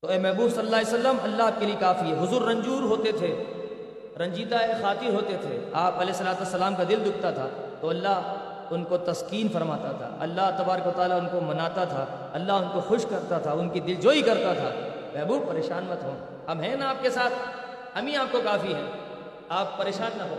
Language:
Urdu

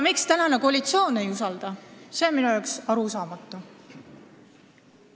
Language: Estonian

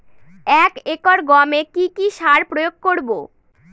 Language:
Bangla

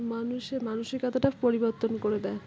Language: Bangla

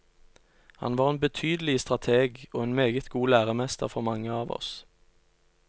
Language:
Norwegian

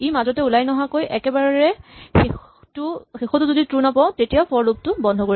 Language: Assamese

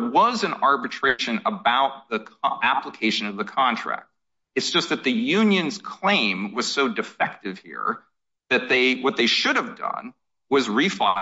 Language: English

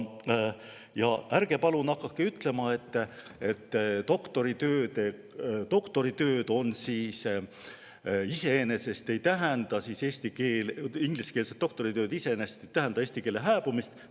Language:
Estonian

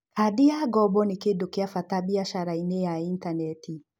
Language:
Kikuyu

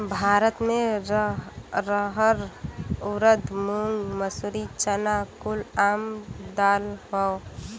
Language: Bhojpuri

